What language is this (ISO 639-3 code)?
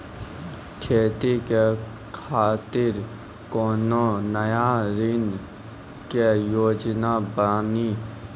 mai